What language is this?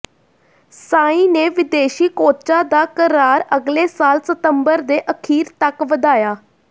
Punjabi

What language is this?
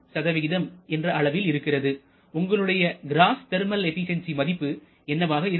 Tamil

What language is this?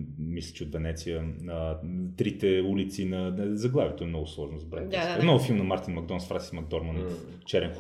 Bulgarian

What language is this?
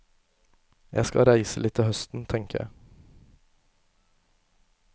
Norwegian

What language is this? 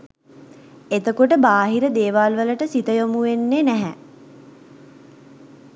Sinhala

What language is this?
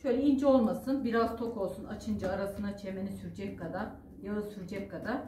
Turkish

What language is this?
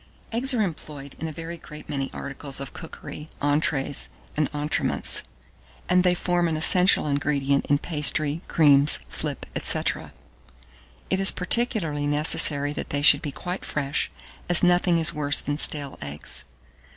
English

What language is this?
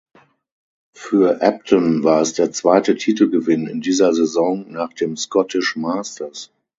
German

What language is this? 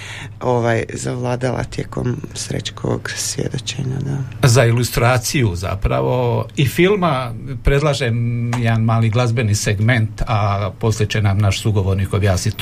Croatian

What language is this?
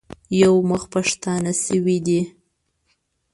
Pashto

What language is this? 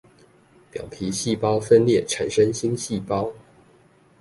Chinese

